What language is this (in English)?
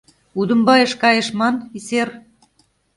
Mari